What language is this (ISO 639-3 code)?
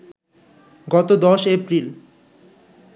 ben